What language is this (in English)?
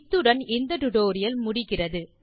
Tamil